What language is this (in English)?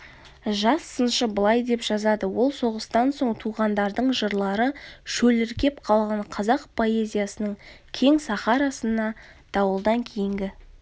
Kazakh